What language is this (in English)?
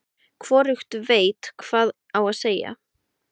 Icelandic